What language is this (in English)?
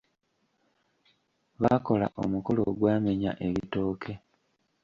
Ganda